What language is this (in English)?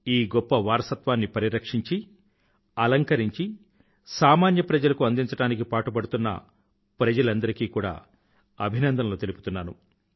Telugu